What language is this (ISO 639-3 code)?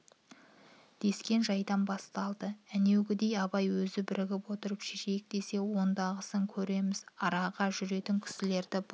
kaz